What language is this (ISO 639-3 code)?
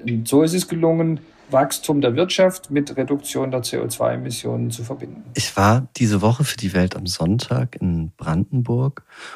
deu